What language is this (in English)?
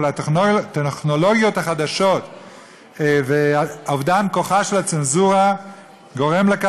Hebrew